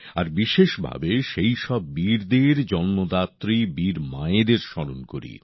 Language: Bangla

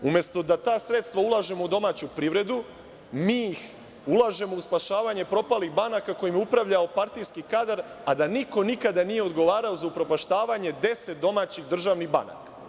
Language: Serbian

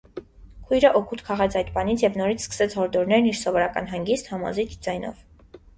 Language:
Armenian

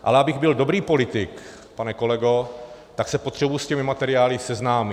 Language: Czech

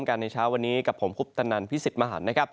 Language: Thai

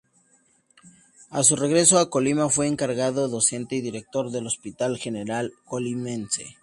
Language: Spanish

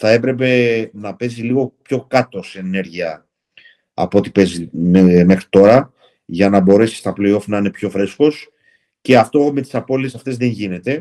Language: Greek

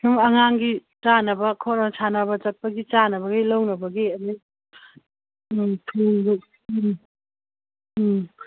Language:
Manipuri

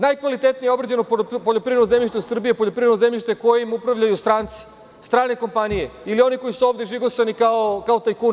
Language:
Serbian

